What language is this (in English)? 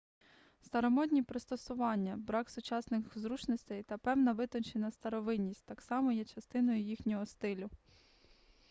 Ukrainian